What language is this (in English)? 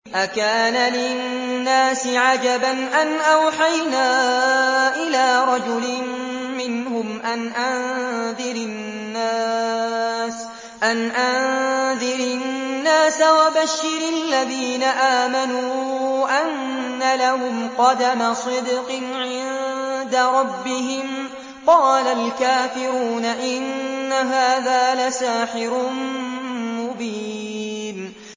Arabic